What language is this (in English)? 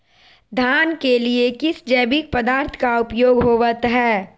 Magahi